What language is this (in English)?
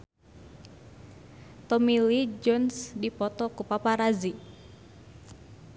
Sundanese